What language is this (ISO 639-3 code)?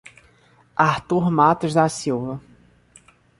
por